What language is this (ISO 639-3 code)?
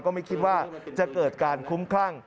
tha